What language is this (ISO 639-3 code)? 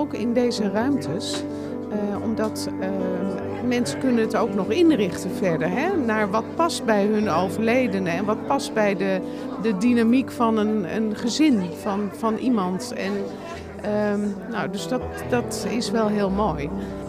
nld